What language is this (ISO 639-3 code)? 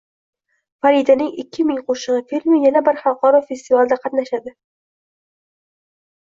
uzb